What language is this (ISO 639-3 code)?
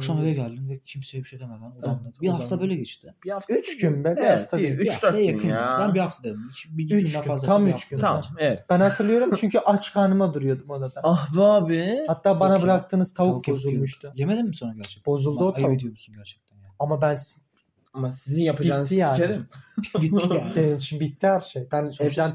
tur